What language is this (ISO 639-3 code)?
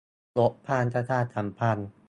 tha